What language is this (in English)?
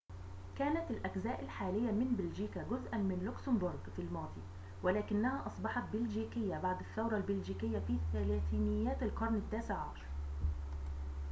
Arabic